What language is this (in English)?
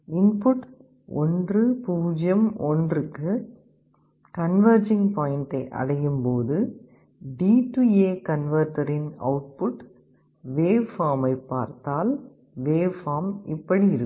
Tamil